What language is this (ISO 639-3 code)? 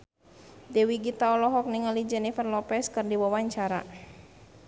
sun